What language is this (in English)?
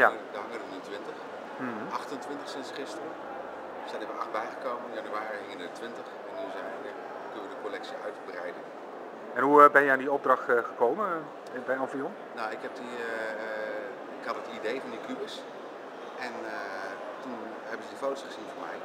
Dutch